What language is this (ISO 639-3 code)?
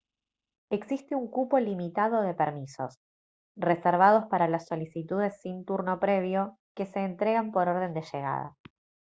spa